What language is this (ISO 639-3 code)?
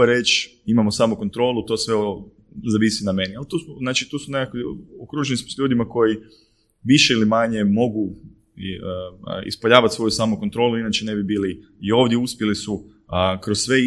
hrv